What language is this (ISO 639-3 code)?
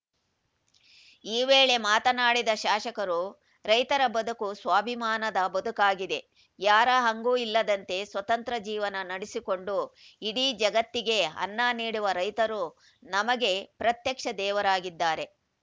kan